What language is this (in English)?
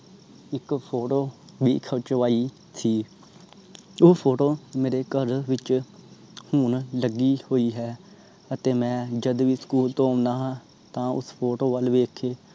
Punjabi